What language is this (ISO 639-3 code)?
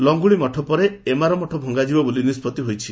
ori